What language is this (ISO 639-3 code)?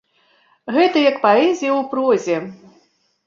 bel